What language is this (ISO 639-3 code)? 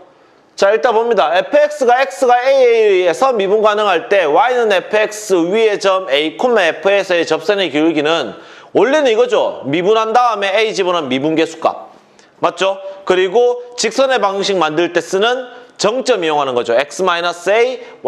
kor